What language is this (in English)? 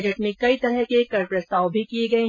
Hindi